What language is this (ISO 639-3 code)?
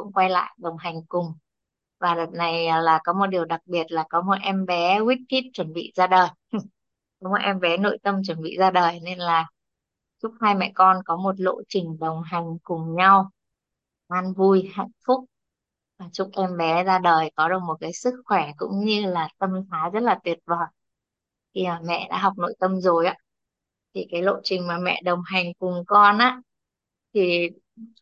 vie